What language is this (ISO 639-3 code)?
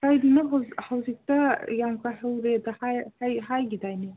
mni